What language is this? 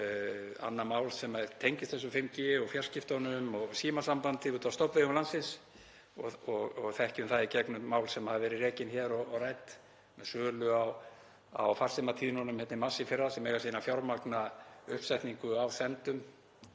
Icelandic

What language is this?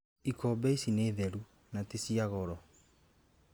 Kikuyu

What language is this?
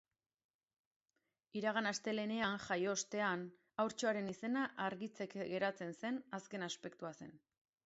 Basque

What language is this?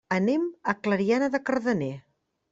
Catalan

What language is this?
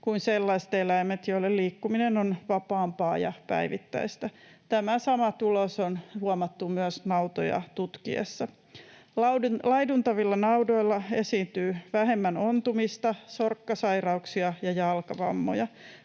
Finnish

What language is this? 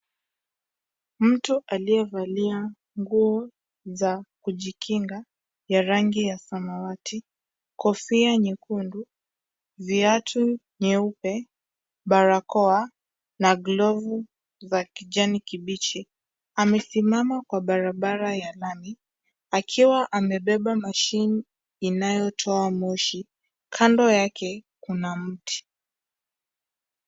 Swahili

